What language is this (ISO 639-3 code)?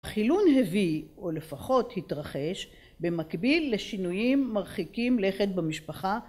heb